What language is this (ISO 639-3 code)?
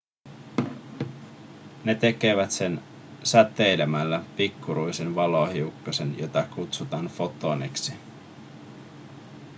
fin